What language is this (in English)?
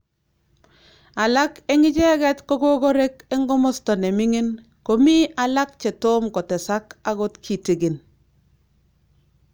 Kalenjin